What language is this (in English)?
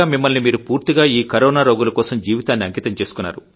Telugu